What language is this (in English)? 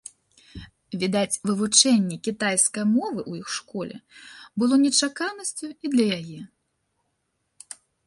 Belarusian